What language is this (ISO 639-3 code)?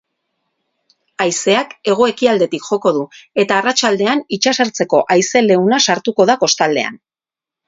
eus